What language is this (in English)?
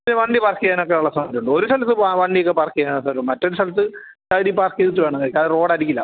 Malayalam